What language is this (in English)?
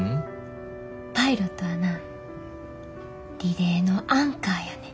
Japanese